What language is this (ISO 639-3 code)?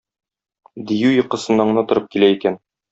tat